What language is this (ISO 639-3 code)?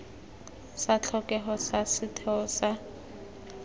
tsn